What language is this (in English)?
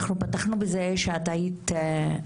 Hebrew